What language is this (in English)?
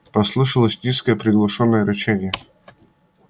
Russian